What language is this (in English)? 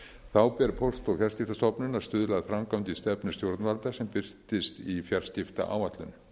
Icelandic